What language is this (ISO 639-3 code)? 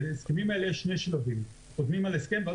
heb